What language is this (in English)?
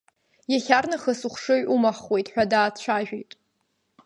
Abkhazian